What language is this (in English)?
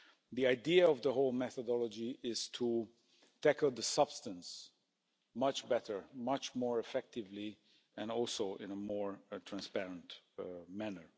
English